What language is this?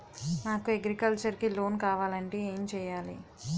Telugu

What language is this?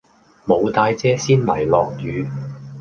Cantonese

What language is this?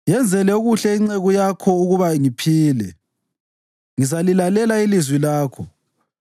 North Ndebele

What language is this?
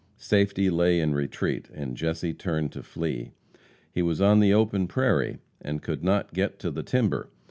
English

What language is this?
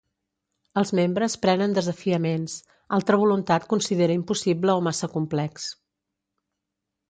Catalan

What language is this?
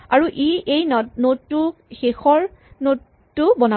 Assamese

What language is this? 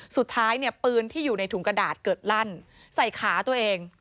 Thai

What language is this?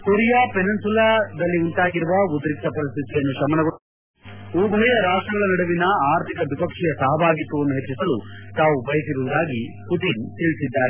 Kannada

